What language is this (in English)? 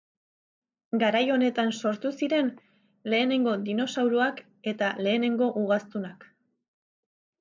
Basque